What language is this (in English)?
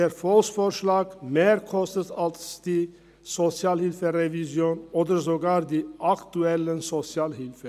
Swiss German